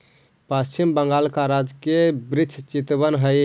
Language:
Magahi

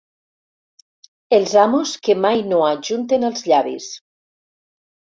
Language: Catalan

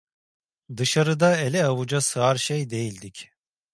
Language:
Turkish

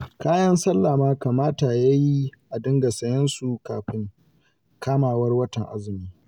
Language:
Hausa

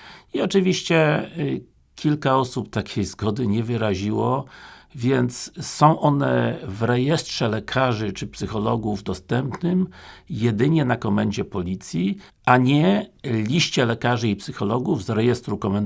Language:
Polish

